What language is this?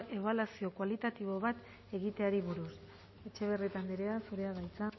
Basque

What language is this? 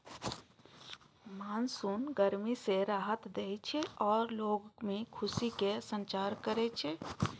Maithili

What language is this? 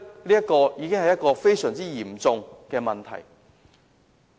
Cantonese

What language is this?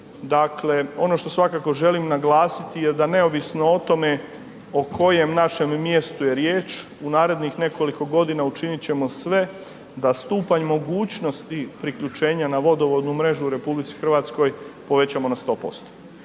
Croatian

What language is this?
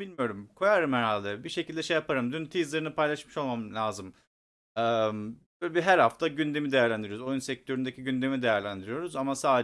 Turkish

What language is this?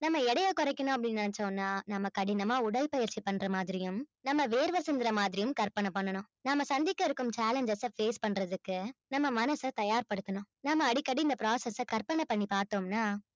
Tamil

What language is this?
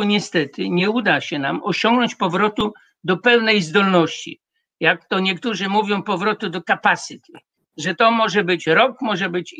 Polish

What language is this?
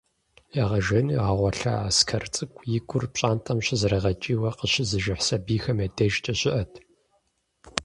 Kabardian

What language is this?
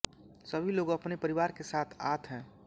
Hindi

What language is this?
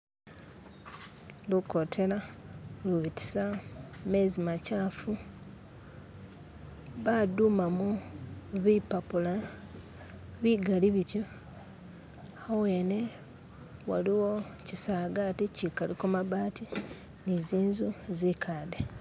Masaaba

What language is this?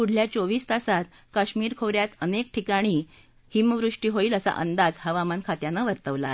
Marathi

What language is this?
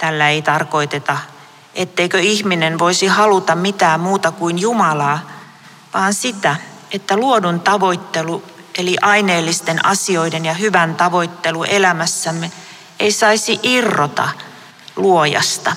Finnish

